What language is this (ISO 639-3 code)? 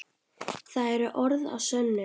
isl